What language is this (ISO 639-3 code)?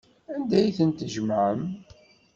kab